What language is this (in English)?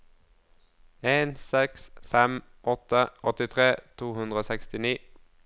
Norwegian